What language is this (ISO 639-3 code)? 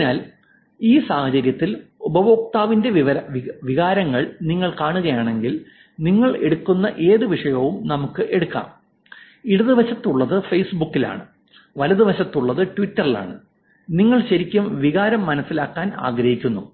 mal